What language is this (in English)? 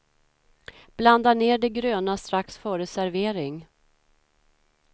Swedish